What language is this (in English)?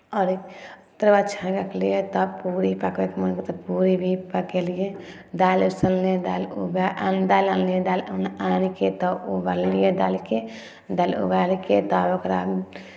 Maithili